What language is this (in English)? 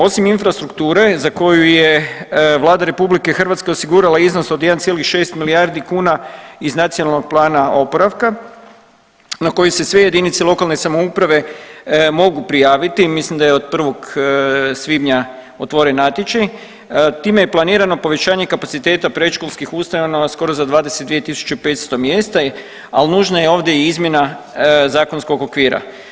Croatian